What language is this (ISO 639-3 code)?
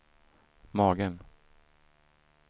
swe